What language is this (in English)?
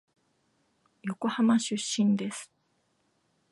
Japanese